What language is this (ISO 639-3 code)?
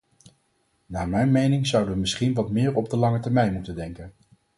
nld